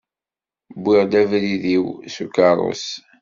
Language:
Kabyle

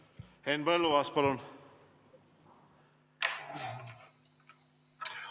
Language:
Estonian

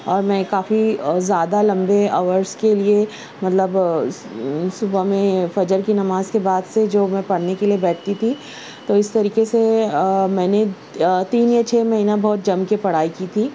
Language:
Urdu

